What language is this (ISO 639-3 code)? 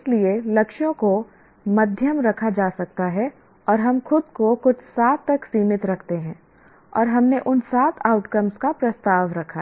hin